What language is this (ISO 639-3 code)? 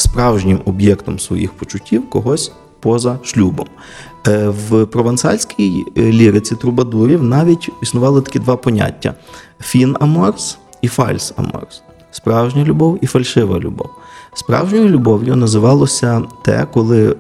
ukr